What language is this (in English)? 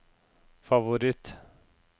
Norwegian